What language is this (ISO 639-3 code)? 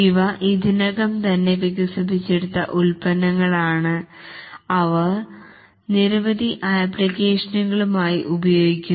mal